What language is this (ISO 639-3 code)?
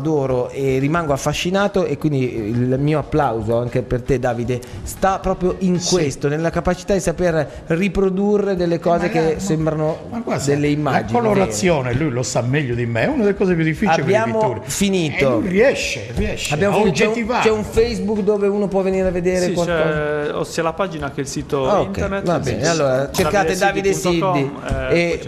ita